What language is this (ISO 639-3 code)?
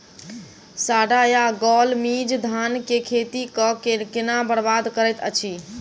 mai